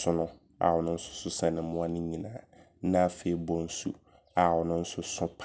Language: Abron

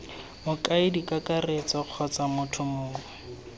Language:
Tswana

